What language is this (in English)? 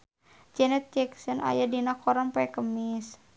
Sundanese